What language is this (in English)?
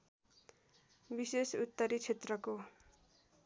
Nepali